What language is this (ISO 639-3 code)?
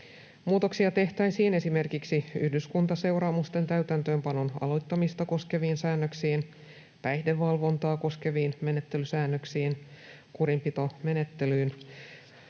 fin